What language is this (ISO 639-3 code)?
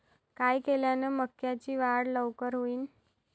mar